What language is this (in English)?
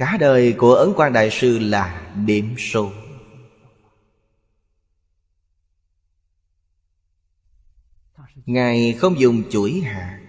Vietnamese